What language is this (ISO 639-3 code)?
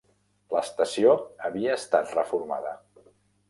cat